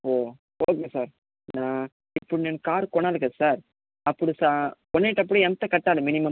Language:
Telugu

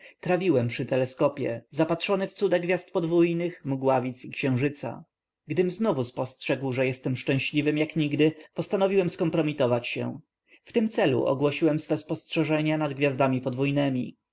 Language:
Polish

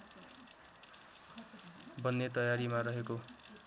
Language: Nepali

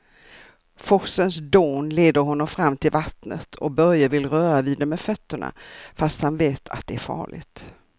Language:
Swedish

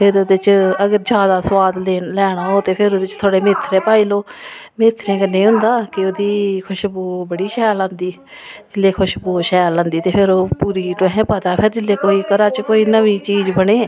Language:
Dogri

